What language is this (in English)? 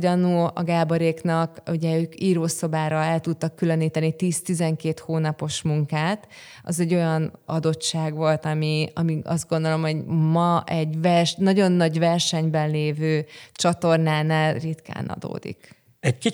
Hungarian